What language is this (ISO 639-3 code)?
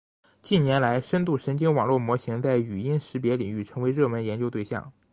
zho